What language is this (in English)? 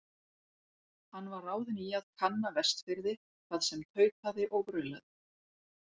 Icelandic